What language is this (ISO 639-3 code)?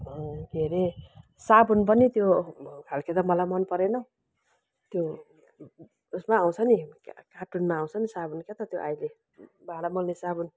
nep